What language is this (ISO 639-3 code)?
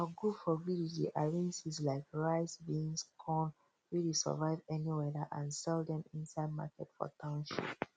pcm